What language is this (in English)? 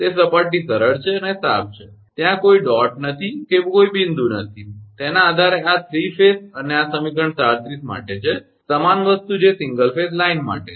Gujarati